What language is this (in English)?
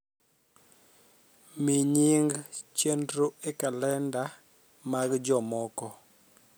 Luo (Kenya and Tanzania)